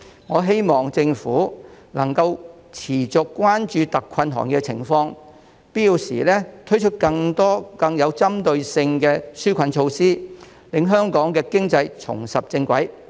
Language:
Cantonese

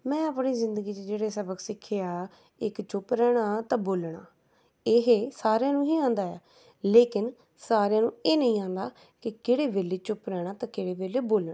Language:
Punjabi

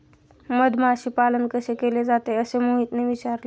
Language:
Marathi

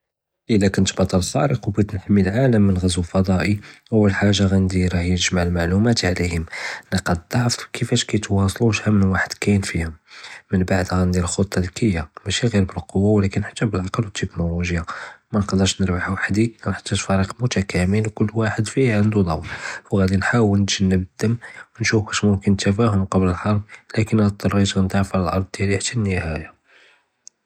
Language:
Judeo-Arabic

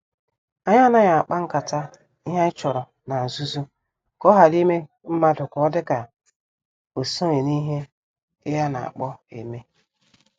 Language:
Igbo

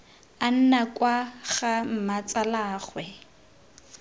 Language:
Tswana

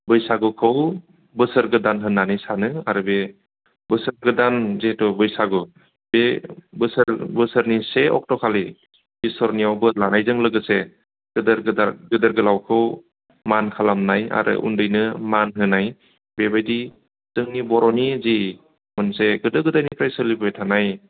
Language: Bodo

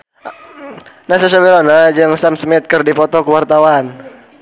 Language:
Sundanese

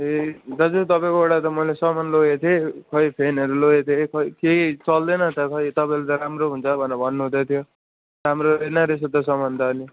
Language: Nepali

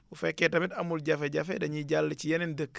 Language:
Wolof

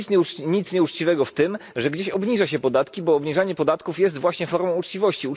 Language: Polish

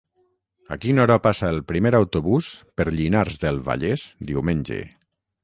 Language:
Catalan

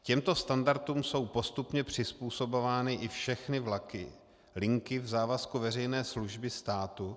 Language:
Czech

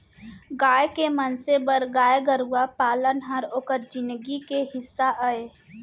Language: Chhattisgarhi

